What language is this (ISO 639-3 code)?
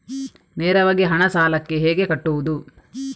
kan